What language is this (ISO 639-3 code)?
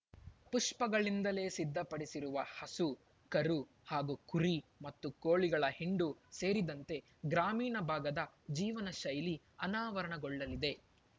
kan